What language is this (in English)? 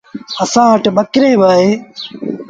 Sindhi Bhil